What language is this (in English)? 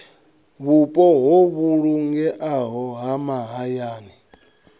Venda